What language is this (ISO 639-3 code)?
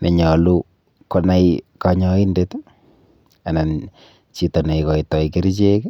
kln